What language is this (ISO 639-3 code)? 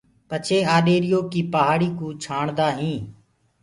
ggg